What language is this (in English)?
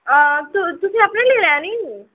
Dogri